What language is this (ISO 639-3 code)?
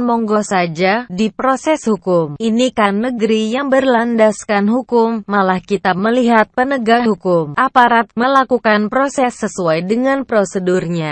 ind